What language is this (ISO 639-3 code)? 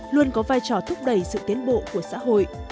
vie